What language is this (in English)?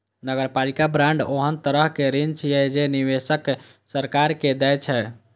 Maithili